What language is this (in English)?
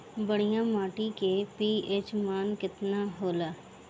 Bhojpuri